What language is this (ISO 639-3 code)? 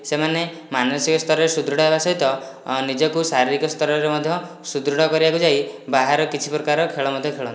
ori